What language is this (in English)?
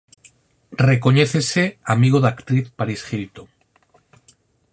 Galician